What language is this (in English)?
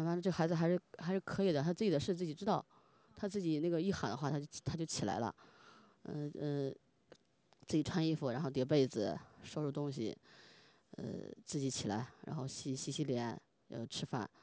Chinese